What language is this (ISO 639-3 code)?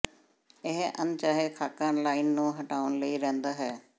pan